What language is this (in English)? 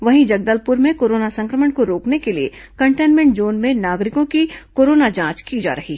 Hindi